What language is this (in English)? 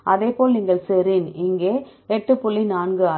Tamil